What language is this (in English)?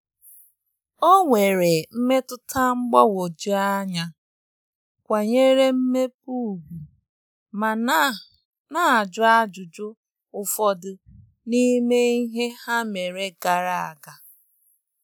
Igbo